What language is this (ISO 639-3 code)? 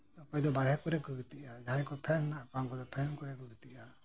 sat